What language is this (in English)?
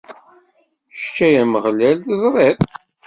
Kabyle